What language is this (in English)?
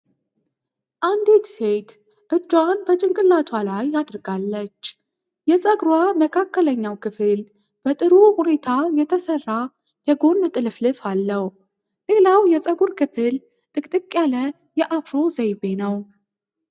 Amharic